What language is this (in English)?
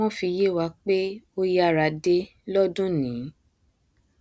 Yoruba